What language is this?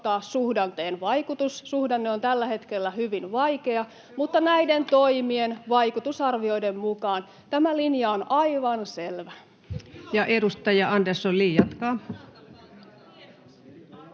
Finnish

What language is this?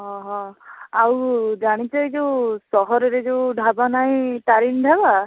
Odia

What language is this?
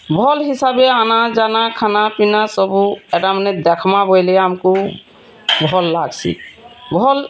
Odia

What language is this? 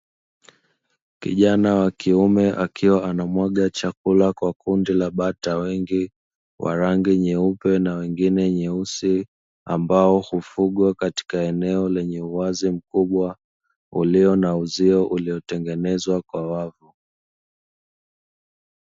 Swahili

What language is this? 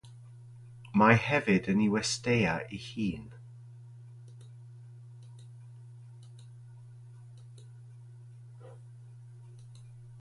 Welsh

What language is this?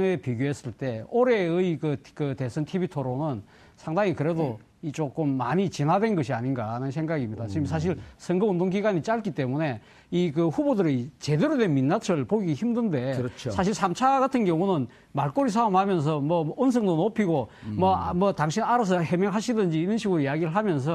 Korean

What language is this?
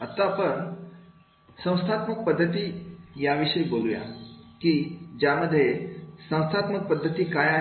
Marathi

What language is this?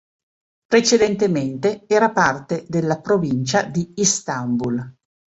Italian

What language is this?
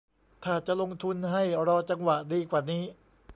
Thai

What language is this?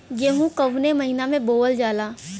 Bhojpuri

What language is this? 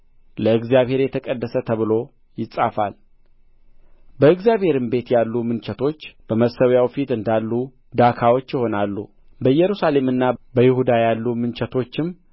Amharic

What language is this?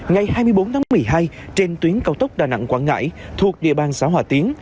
Vietnamese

